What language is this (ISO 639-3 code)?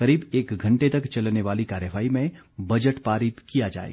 hin